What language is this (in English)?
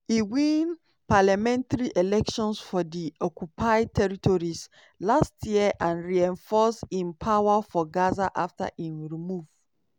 Nigerian Pidgin